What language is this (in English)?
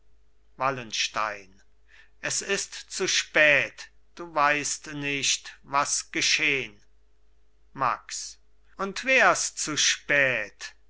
German